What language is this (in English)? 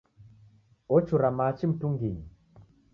Taita